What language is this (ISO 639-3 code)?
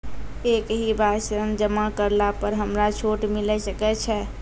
mai